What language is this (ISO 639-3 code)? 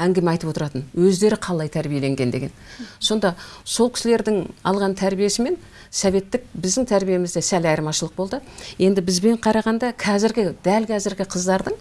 tur